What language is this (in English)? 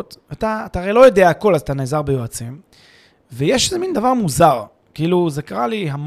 Hebrew